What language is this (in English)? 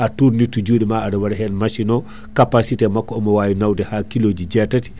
Fula